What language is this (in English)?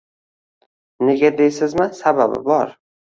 Uzbek